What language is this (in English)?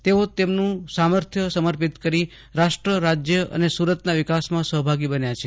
Gujarati